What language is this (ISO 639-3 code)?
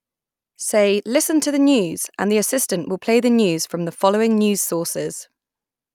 eng